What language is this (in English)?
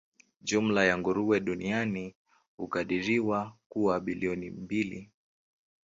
Swahili